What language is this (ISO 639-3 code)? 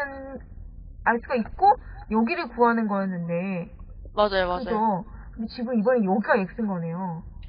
kor